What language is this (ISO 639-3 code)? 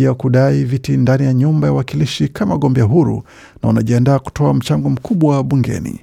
swa